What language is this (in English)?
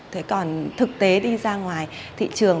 Vietnamese